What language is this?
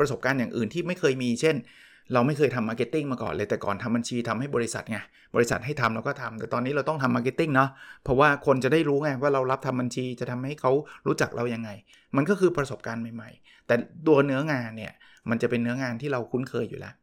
Thai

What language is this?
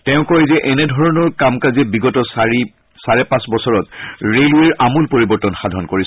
Assamese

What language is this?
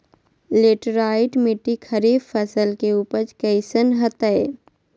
Magahi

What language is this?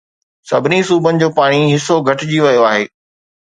Sindhi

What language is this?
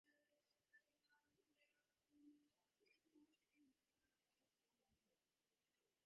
Divehi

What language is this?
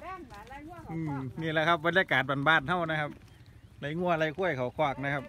Thai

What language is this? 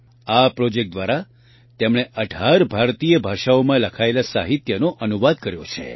Gujarati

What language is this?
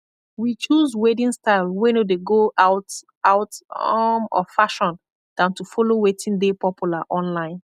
Nigerian Pidgin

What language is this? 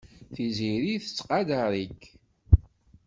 Kabyle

